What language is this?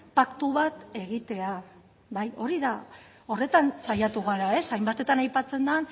Basque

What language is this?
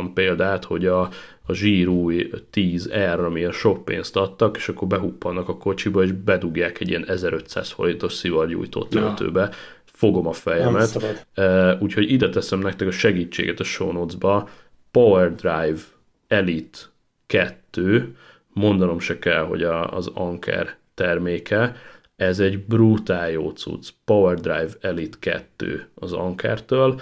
Hungarian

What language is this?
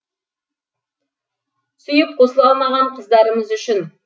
Kazakh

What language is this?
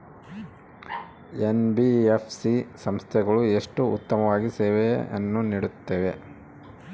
Kannada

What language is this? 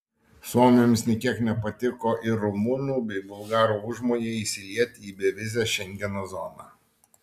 Lithuanian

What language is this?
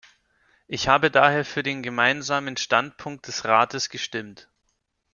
German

